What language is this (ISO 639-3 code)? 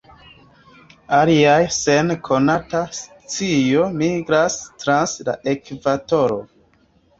epo